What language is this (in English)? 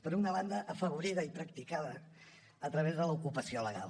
Catalan